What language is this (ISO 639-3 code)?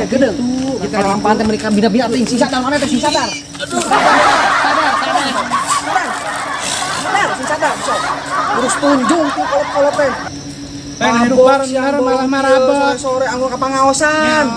ind